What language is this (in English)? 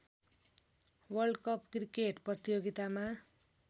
Nepali